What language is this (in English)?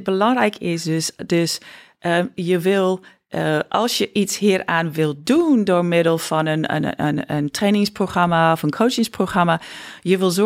Dutch